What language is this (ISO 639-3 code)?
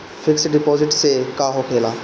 bho